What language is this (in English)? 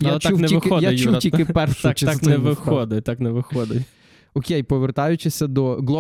Ukrainian